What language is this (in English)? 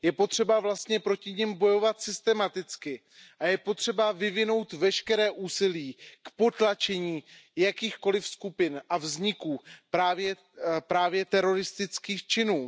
Czech